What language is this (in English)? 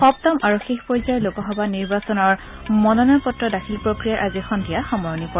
Assamese